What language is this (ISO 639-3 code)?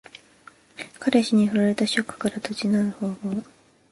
jpn